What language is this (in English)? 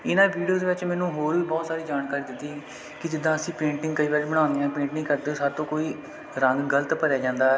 Punjabi